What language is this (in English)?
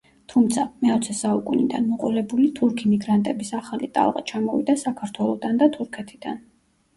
Georgian